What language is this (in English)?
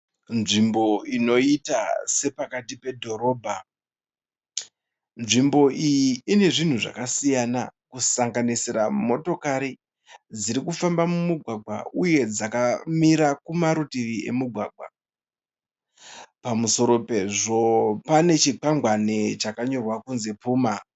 Shona